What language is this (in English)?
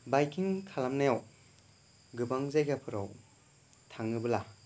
Bodo